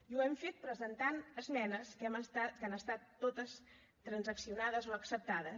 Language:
Catalan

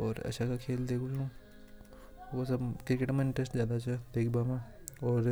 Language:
Hadothi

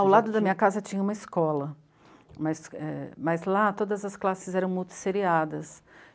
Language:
Portuguese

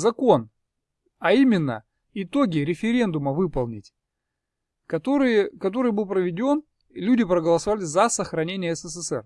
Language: Russian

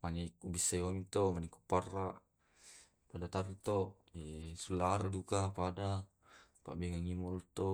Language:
Tae'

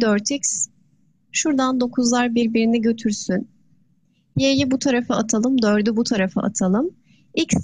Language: Turkish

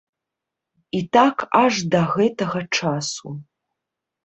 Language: Belarusian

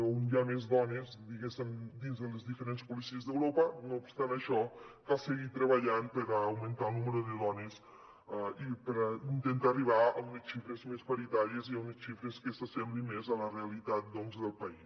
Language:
Catalan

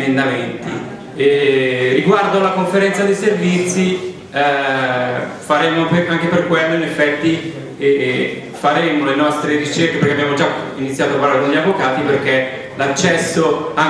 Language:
Italian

